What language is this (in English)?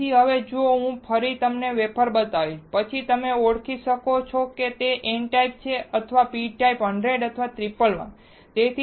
Gujarati